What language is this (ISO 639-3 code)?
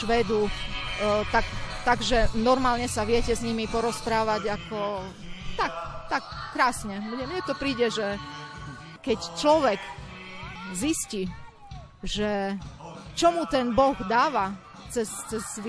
slk